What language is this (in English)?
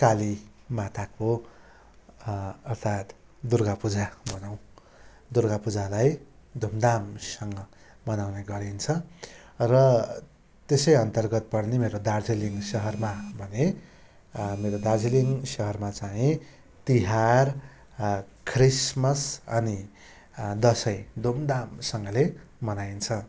Nepali